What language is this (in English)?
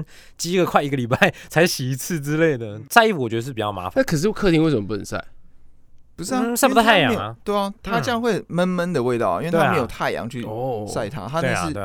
Chinese